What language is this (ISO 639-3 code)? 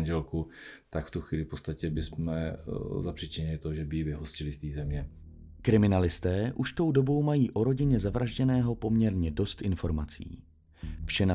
ces